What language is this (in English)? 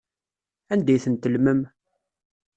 Kabyle